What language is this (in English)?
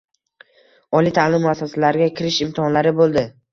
Uzbek